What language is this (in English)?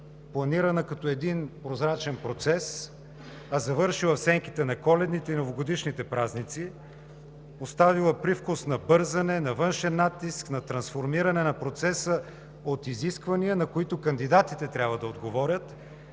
Bulgarian